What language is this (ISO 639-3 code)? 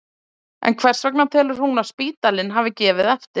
isl